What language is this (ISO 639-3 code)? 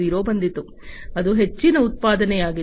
kan